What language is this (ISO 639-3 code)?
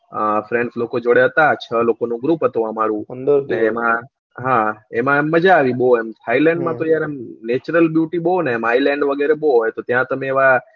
guj